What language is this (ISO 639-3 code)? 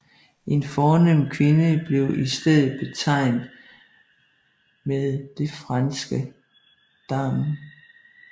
dan